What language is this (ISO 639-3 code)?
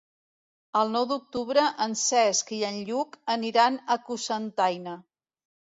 cat